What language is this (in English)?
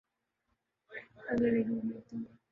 Urdu